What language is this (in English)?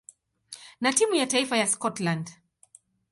Swahili